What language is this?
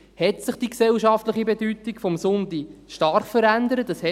Swiss German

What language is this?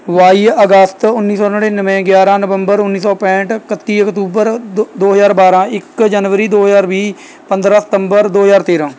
Punjabi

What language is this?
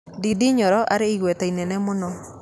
Kikuyu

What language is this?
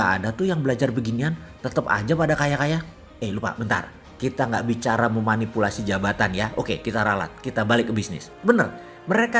Indonesian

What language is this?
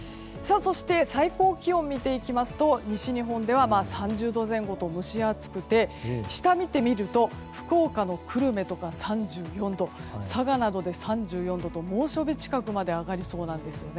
Japanese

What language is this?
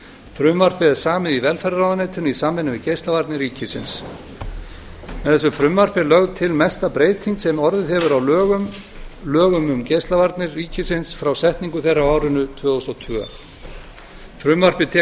Icelandic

